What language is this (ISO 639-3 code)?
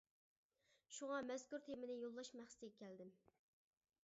uig